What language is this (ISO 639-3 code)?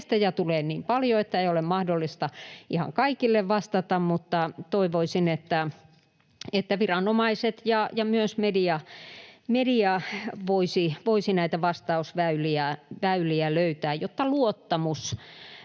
fin